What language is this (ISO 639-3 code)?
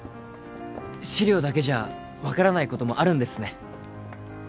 jpn